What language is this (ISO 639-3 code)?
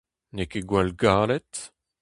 bre